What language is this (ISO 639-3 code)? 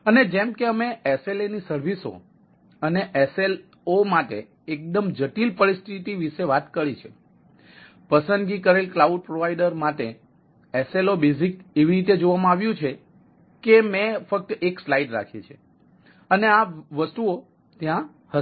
guj